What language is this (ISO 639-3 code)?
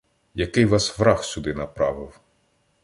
ukr